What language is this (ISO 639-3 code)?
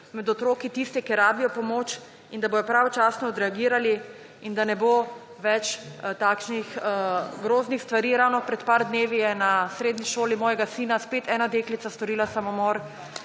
slv